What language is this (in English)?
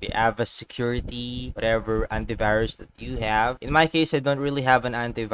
English